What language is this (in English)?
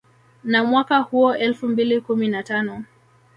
Swahili